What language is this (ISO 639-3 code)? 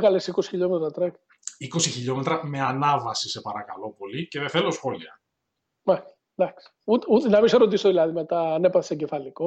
ell